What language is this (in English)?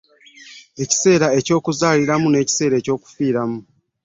Ganda